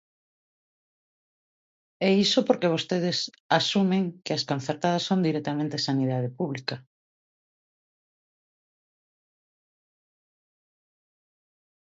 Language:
Galician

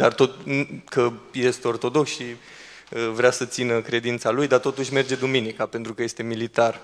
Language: Romanian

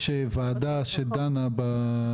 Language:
Hebrew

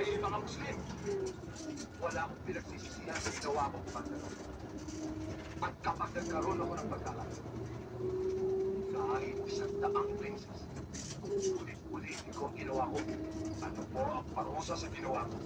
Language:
Filipino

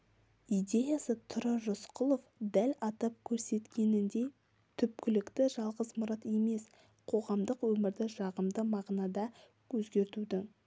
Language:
Kazakh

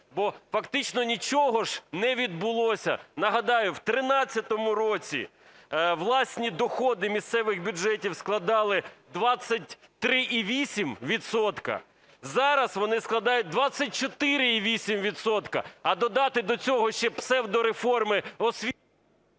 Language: Ukrainian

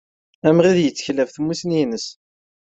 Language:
Kabyle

